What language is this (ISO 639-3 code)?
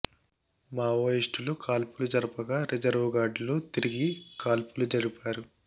tel